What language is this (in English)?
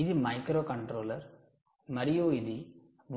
Telugu